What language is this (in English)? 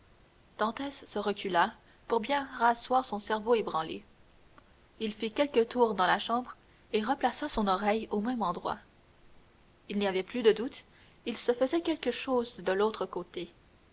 French